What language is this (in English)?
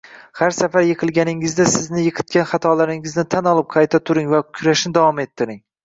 Uzbek